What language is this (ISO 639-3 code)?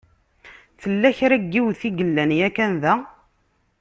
kab